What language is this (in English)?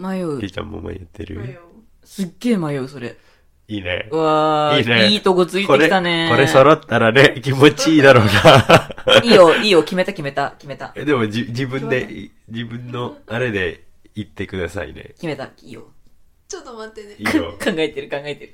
Japanese